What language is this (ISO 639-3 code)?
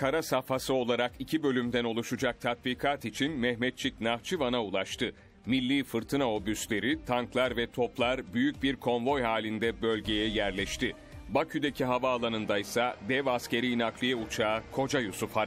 tur